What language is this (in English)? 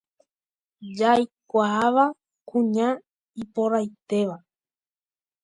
Guarani